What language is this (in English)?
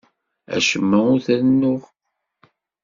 Kabyle